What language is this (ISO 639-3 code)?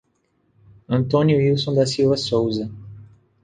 por